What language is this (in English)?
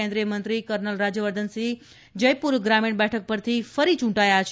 Gujarati